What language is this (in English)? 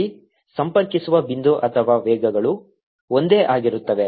Kannada